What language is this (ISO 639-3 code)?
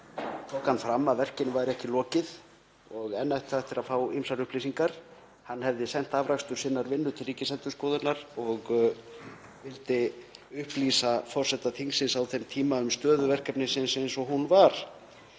isl